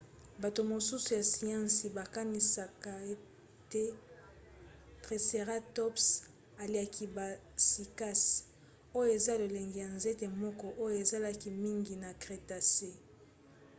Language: Lingala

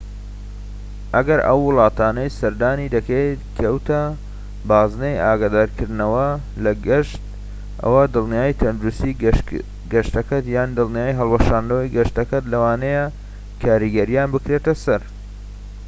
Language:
Central Kurdish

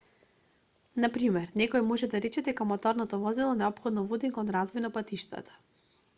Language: Macedonian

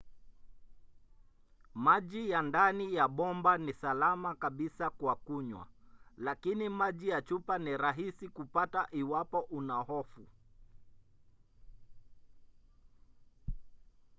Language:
Swahili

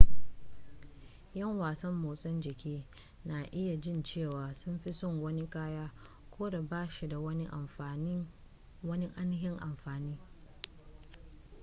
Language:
Hausa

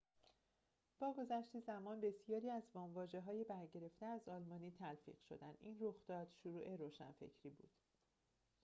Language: Persian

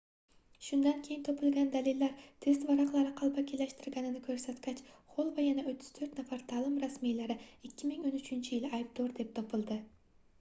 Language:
Uzbek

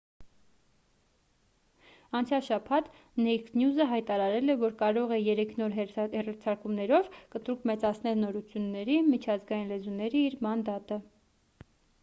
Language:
Armenian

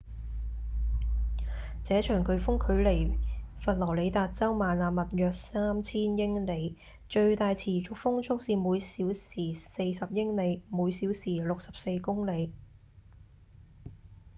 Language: Cantonese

